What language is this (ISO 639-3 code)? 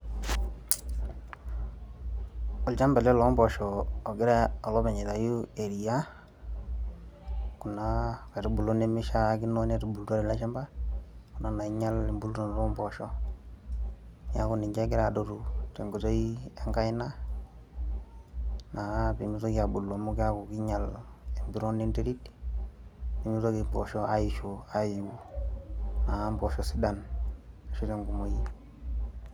mas